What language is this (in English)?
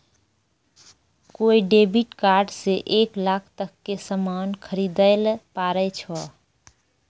Maithili